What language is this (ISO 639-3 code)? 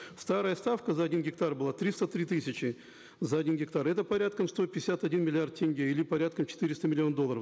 kaz